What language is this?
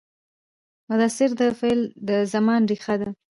Pashto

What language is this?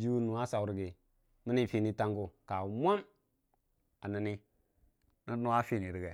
Dijim-Bwilim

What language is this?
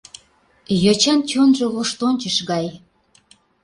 Mari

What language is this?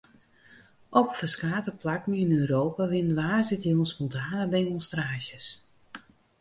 Western Frisian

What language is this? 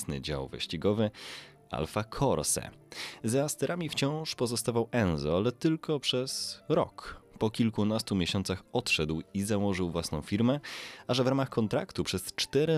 Polish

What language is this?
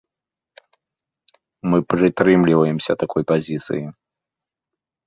Belarusian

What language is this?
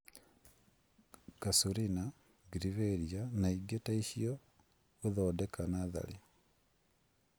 Kikuyu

